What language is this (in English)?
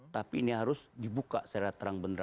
Indonesian